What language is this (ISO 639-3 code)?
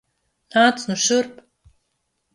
lav